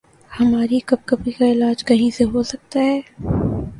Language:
Urdu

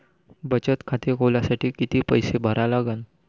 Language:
Marathi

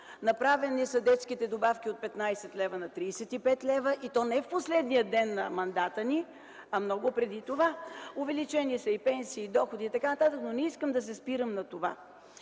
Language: Bulgarian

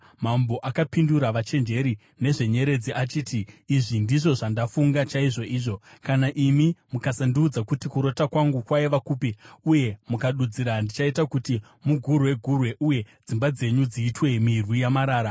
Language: Shona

